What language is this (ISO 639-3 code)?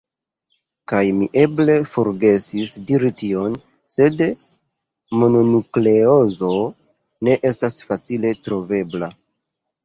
epo